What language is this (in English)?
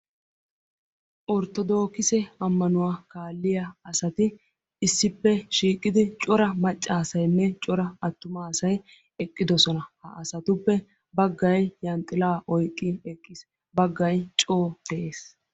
Wolaytta